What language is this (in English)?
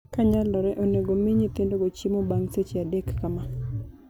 Luo (Kenya and Tanzania)